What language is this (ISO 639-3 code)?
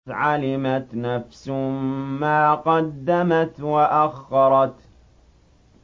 ara